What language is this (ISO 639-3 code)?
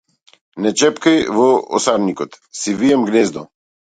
mkd